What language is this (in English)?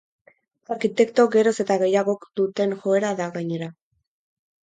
Basque